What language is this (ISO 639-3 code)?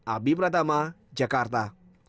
ind